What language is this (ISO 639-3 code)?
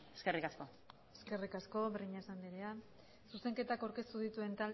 eus